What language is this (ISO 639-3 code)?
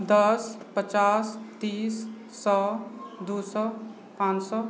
mai